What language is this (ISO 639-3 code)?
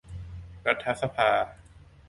tha